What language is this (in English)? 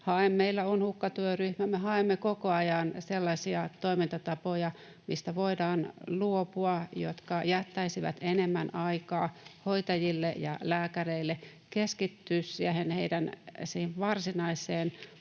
Finnish